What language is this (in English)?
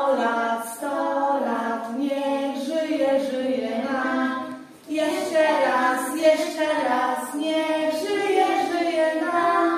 Polish